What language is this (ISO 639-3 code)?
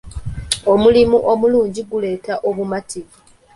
lug